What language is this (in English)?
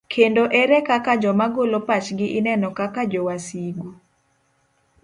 Luo (Kenya and Tanzania)